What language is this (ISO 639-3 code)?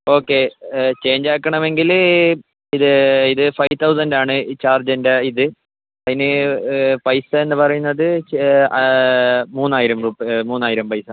mal